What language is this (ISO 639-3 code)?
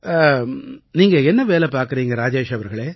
tam